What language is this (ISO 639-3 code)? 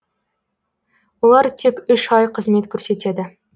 kaz